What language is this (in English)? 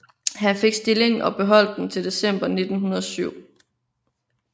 Danish